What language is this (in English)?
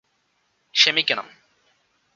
Malayalam